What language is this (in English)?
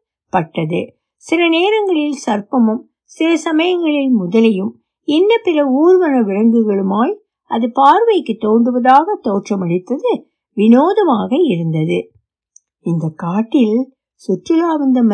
Tamil